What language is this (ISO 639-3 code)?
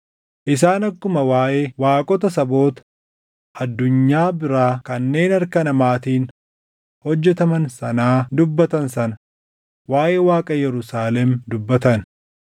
orm